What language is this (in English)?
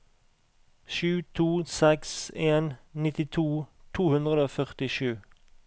Norwegian